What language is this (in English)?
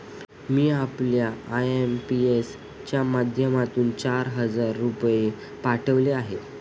Marathi